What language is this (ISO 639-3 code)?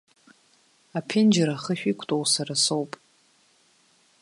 abk